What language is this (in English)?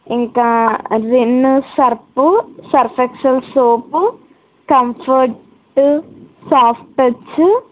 Telugu